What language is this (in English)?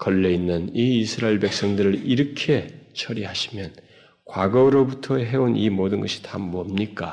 Korean